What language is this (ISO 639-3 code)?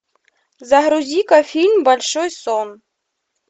rus